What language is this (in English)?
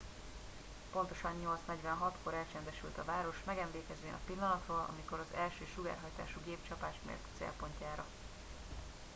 Hungarian